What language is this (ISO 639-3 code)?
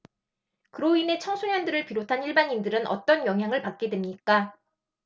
kor